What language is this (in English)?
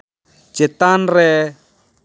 Santali